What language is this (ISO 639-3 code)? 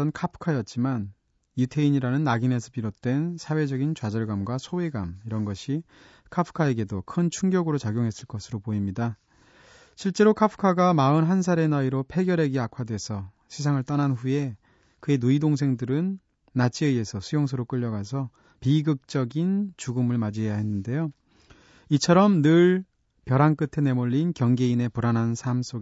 kor